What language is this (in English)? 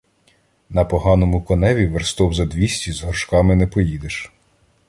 Ukrainian